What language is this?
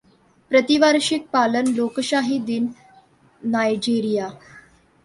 Marathi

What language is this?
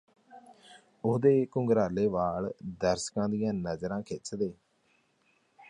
Punjabi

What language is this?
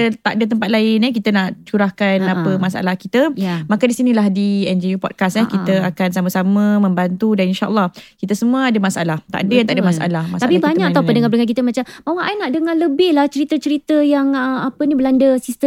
Malay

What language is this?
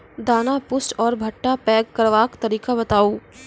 Maithili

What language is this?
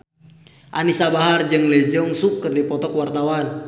Sundanese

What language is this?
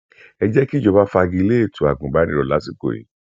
Yoruba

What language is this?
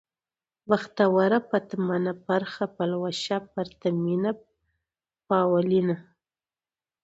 Pashto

